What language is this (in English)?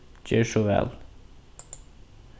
Faroese